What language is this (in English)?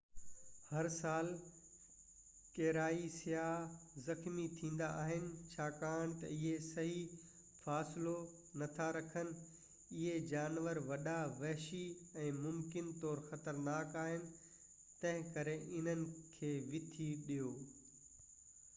Sindhi